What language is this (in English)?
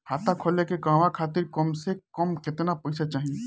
Bhojpuri